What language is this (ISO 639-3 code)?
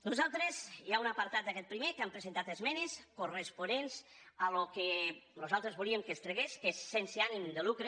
cat